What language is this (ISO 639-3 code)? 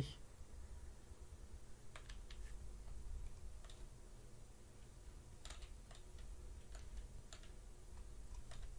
deu